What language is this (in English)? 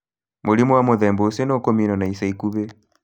Kikuyu